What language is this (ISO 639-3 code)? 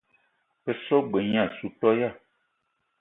eto